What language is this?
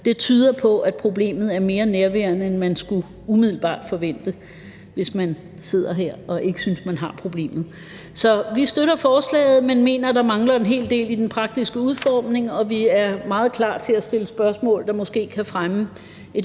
Danish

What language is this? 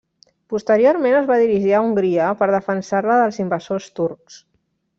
Catalan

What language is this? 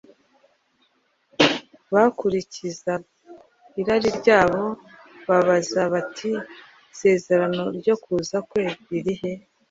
Kinyarwanda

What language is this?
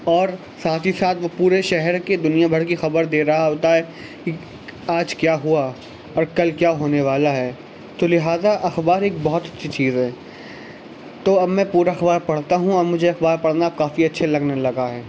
Urdu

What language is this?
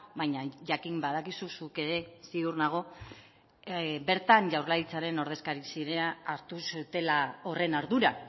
Basque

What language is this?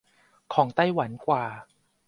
Thai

